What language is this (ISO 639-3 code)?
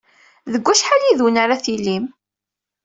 kab